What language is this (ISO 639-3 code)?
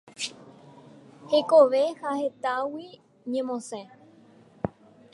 grn